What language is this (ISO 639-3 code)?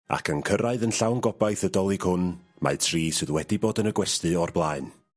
cym